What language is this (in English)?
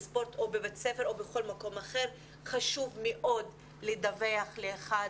Hebrew